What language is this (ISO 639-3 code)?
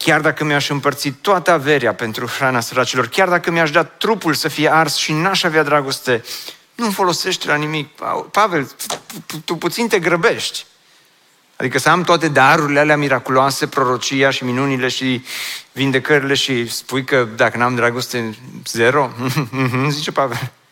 ron